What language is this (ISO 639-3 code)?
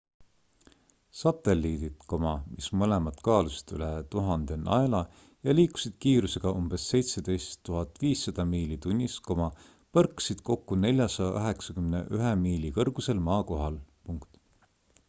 est